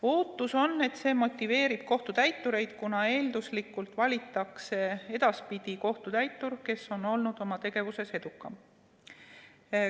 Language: Estonian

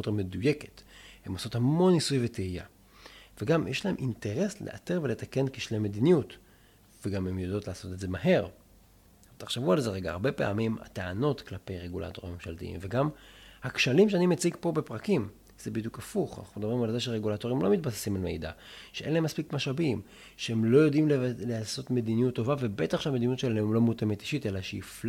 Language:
Hebrew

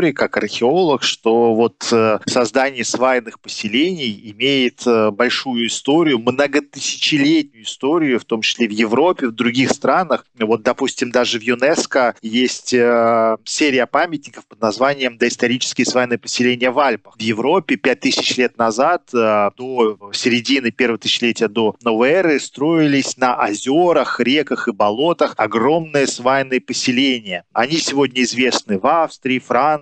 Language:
Russian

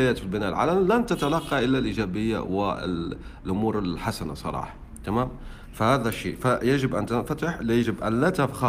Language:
Arabic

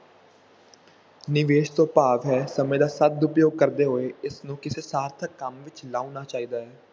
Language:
Punjabi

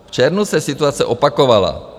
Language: Czech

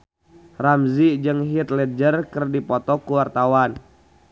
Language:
Sundanese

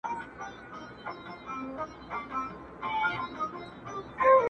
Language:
Pashto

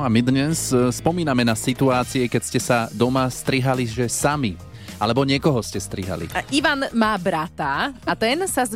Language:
Slovak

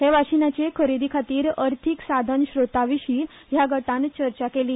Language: Konkani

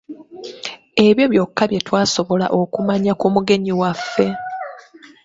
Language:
Ganda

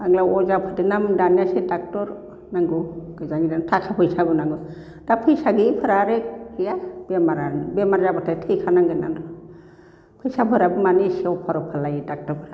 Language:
Bodo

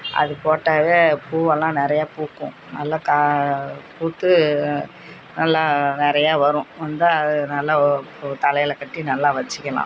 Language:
Tamil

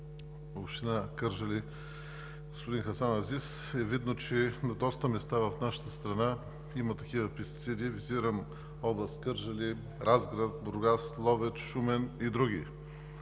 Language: Bulgarian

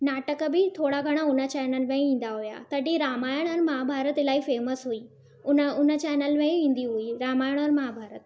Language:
Sindhi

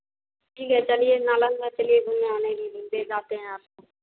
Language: Hindi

